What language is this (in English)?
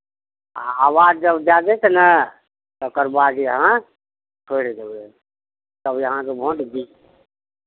Maithili